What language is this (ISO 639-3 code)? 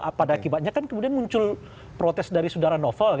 ind